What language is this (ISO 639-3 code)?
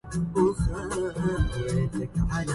ara